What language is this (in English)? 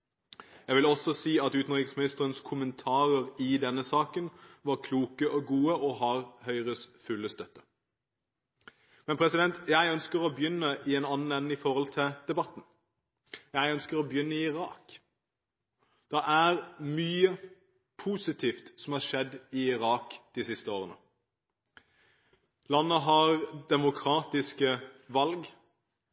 Norwegian Bokmål